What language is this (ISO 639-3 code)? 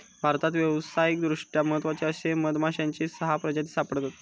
mar